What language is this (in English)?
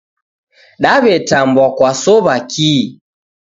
Taita